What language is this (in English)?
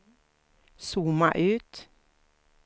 Swedish